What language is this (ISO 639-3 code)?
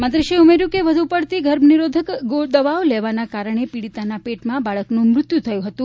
guj